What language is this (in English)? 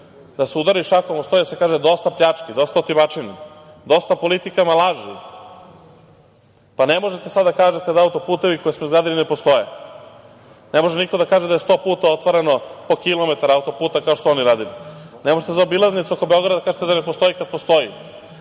Serbian